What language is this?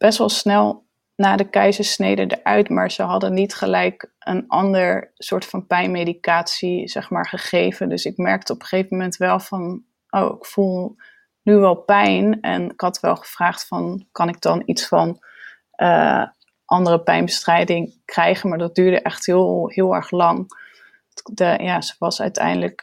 Dutch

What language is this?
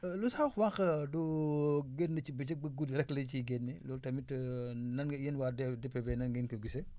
Wolof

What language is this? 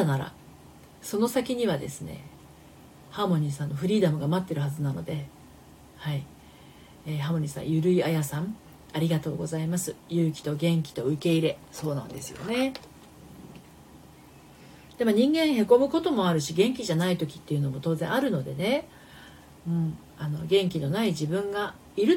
Japanese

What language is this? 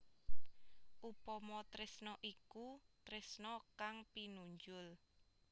Javanese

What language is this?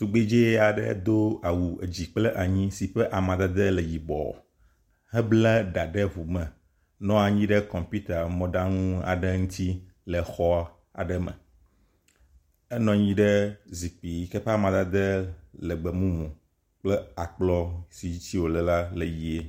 Ewe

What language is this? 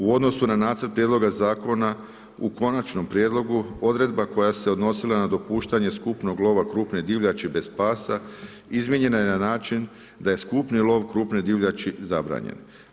Croatian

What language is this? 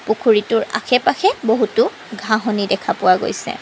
Assamese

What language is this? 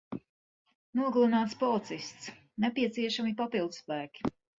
Latvian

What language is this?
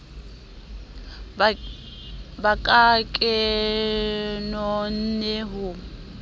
Southern Sotho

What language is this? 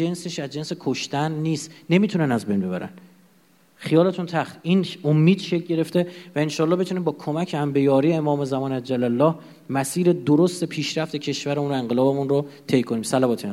Persian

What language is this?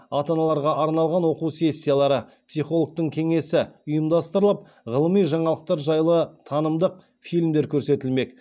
Kazakh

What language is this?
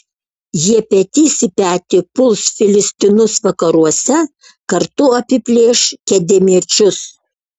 Lithuanian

